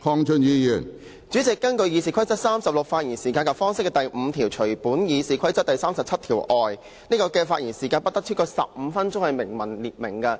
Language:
Cantonese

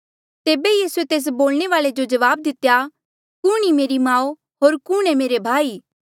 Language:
Mandeali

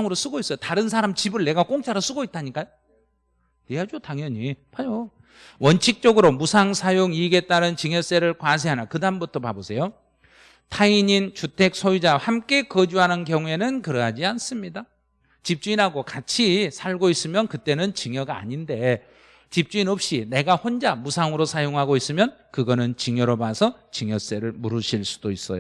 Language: Korean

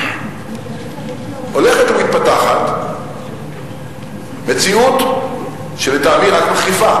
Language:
Hebrew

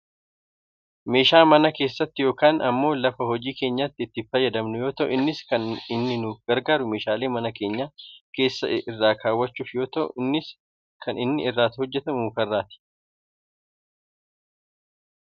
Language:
Oromo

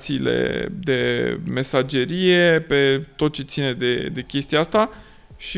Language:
Romanian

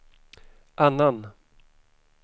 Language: Swedish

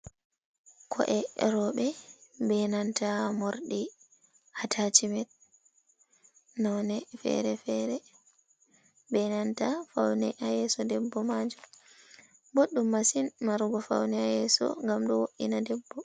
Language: Fula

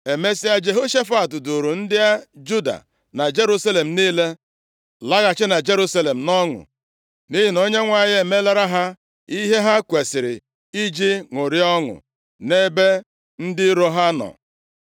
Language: Igbo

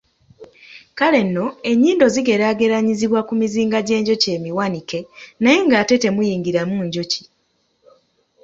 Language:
Ganda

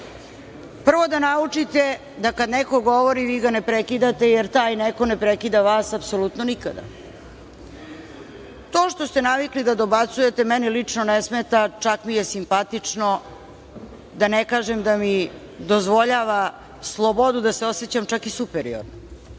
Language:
Serbian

